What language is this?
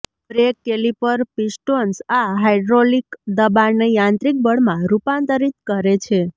Gujarati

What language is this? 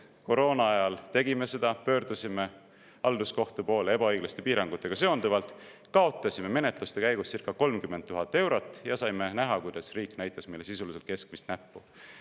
Estonian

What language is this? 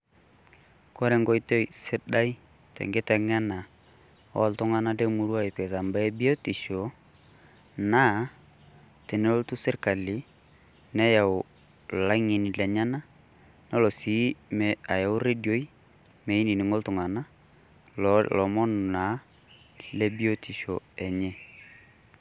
Masai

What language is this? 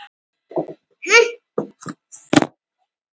Icelandic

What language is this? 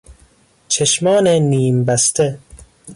Persian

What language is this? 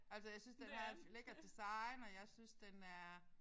Danish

